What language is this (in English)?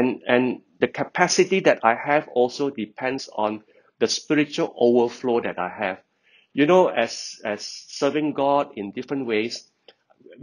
English